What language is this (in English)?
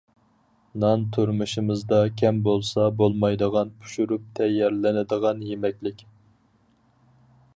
Uyghur